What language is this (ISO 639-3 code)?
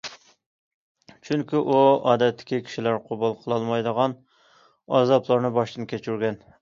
uig